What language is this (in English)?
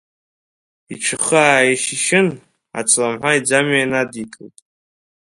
Abkhazian